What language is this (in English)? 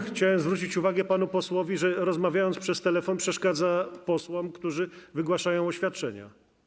Polish